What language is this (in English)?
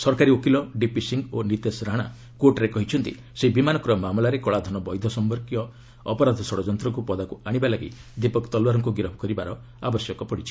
Odia